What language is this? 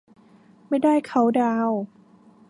Thai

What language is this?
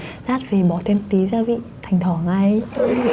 Vietnamese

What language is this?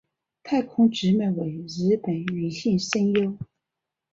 Chinese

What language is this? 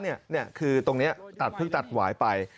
Thai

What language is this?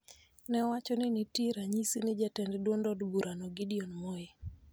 Luo (Kenya and Tanzania)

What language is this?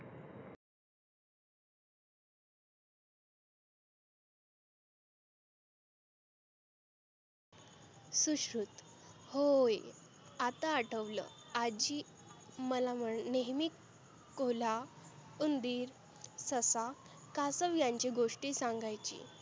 Marathi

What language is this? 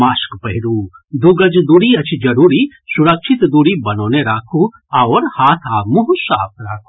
Maithili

